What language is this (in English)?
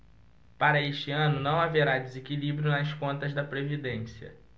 Portuguese